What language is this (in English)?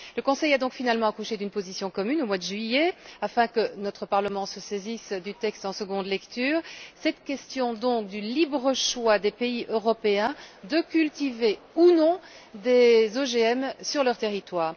French